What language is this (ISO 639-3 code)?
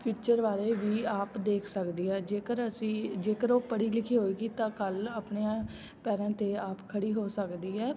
pan